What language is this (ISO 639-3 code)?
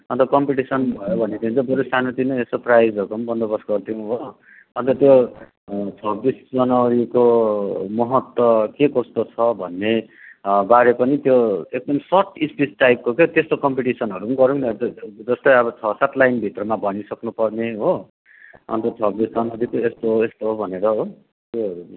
nep